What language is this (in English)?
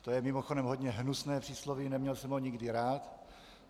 Czech